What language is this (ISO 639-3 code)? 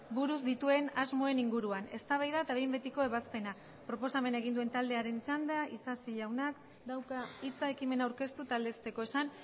eus